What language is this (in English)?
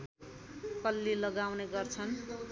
Nepali